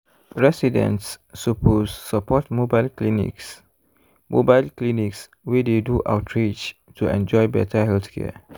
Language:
Nigerian Pidgin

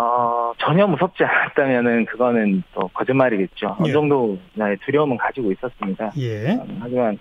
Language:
Korean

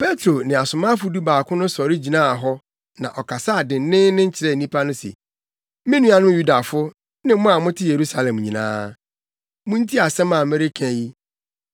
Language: Akan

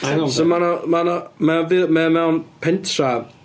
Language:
Welsh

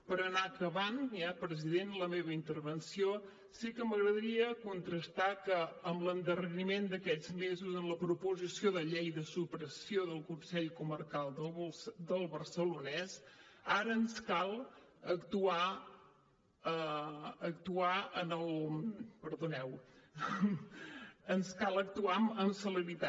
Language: Catalan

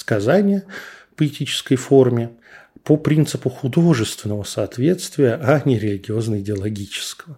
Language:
Russian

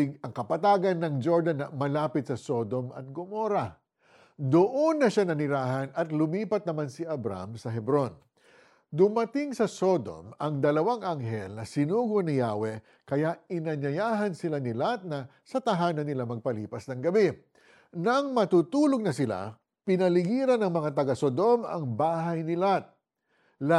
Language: Filipino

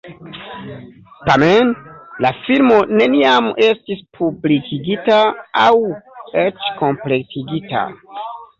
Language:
Esperanto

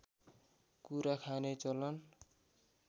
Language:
Nepali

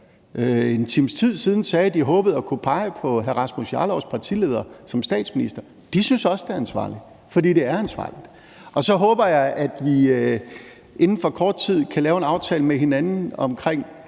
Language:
Danish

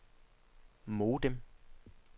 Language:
Danish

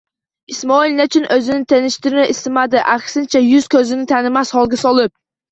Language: Uzbek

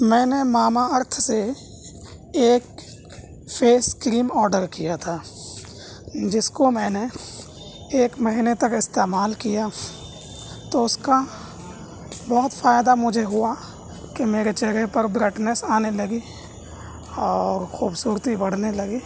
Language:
Urdu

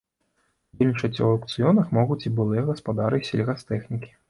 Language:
Belarusian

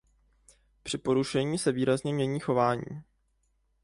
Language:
Czech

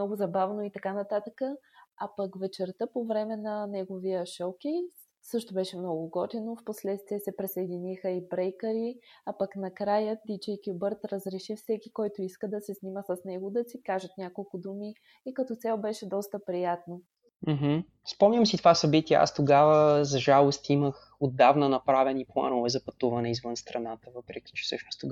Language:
Bulgarian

